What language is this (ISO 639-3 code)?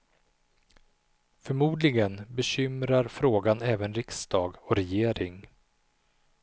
swe